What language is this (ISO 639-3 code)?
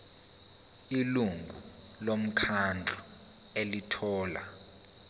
zul